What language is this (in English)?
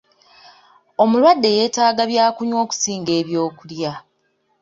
Ganda